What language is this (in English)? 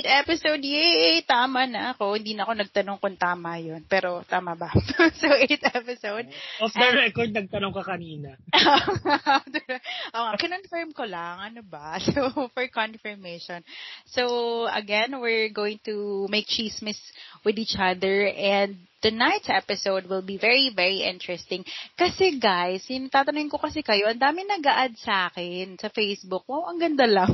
Filipino